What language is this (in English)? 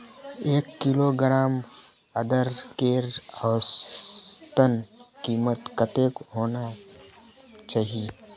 Magahi